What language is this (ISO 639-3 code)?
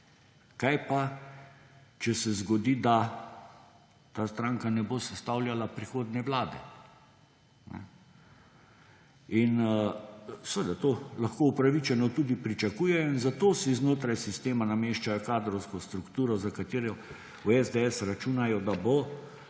slv